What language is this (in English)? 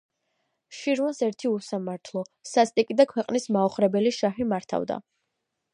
Georgian